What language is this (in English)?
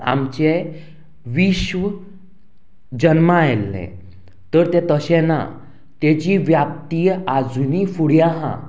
Konkani